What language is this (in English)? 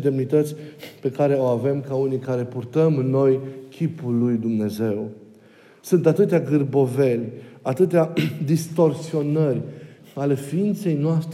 Romanian